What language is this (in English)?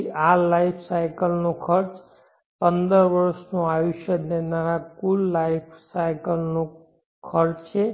Gujarati